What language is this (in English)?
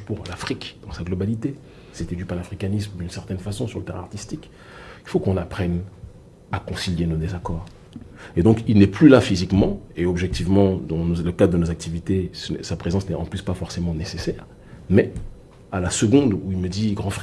French